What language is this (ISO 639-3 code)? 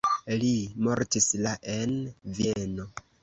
epo